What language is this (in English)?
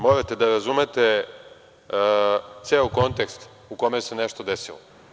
Serbian